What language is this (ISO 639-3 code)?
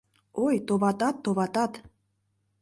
chm